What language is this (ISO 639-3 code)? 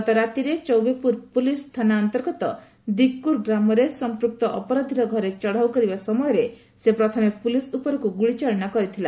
ori